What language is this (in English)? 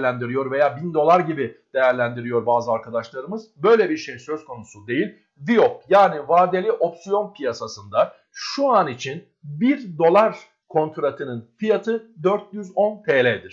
Turkish